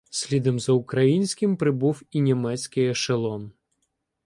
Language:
Ukrainian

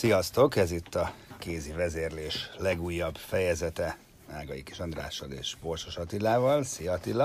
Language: Hungarian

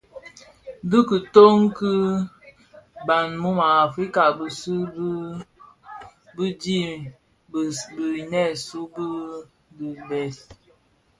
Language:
Bafia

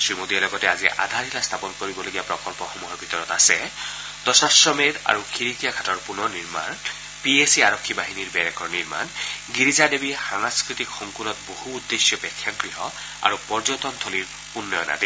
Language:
Assamese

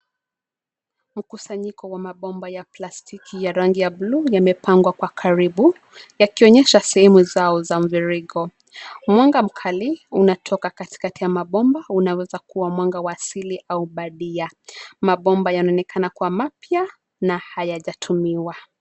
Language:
Swahili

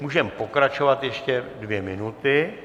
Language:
Czech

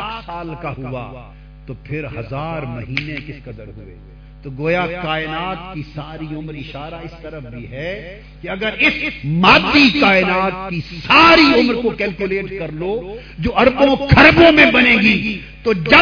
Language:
Urdu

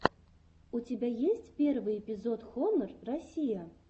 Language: Russian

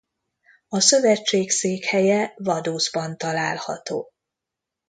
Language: Hungarian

